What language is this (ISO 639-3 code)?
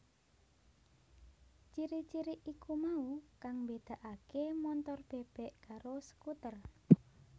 jav